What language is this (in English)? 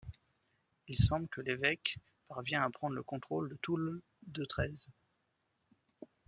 French